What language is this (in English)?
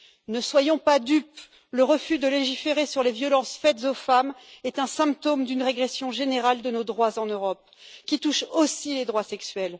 French